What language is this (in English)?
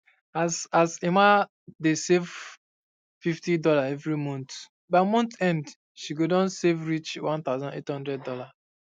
Nigerian Pidgin